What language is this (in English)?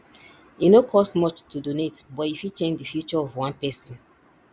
Nigerian Pidgin